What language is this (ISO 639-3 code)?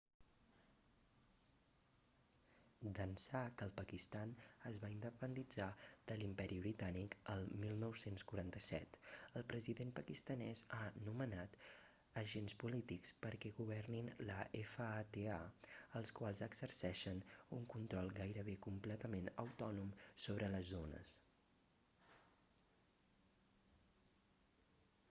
cat